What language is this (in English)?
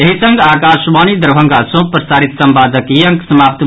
Maithili